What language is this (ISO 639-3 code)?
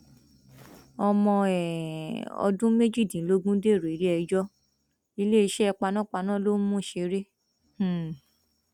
yor